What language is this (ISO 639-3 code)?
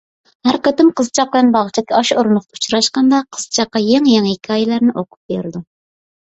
uig